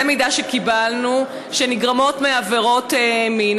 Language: Hebrew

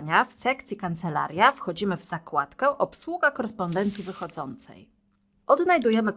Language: Polish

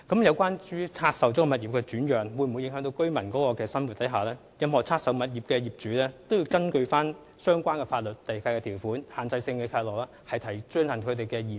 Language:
Cantonese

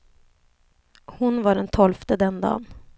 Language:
Swedish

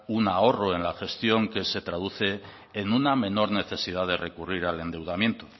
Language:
Spanish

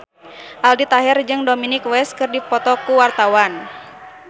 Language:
Sundanese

